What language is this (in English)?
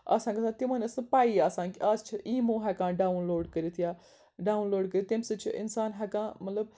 Kashmiri